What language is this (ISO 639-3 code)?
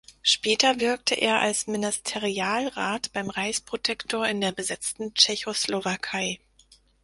deu